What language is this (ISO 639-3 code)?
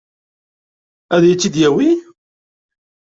kab